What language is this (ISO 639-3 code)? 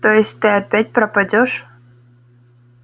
rus